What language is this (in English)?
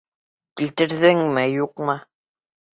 Bashkir